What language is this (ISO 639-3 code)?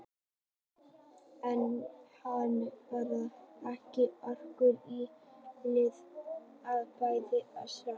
isl